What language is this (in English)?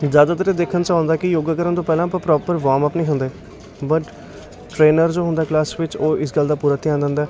Punjabi